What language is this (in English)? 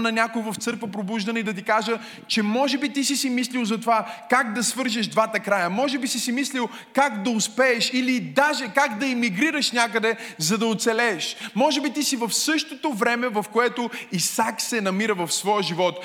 Bulgarian